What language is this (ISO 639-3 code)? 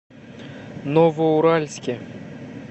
rus